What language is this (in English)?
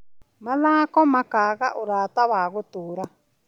Kikuyu